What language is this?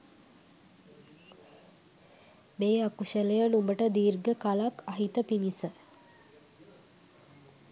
Sinhala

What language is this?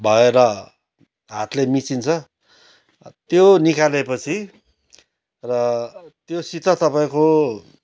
Nepali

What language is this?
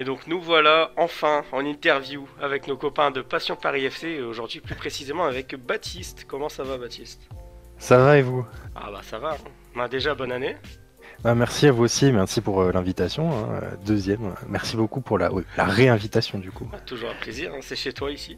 French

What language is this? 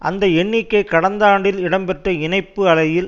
Tamil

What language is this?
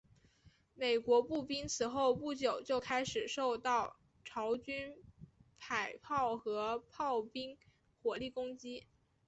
Chinese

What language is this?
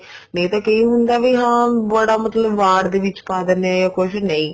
Punjabi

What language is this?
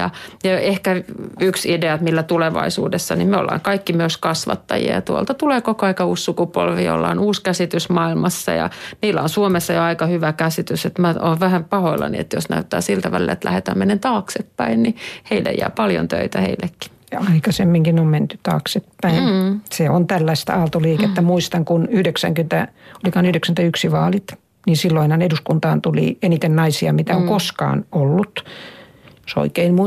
Finnish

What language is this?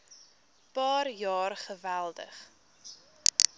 Afrikaans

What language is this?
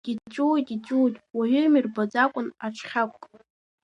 Abkhazian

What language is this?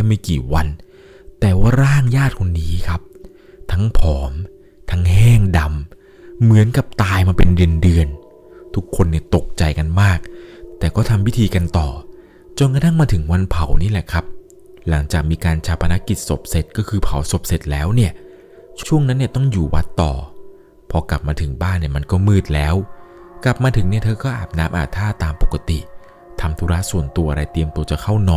Thai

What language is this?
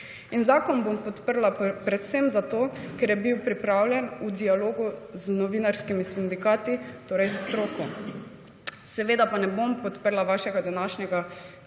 Slovenian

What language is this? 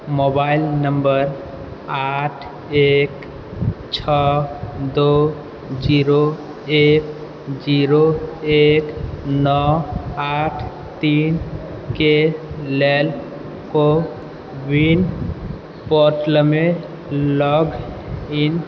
Maithili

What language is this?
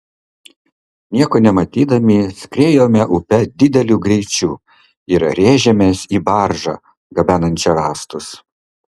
Lithuanian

